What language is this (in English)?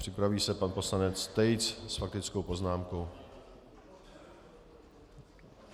Czech